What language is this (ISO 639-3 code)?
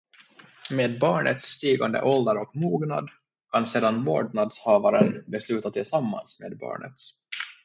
swe